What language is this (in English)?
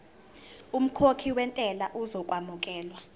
Zulu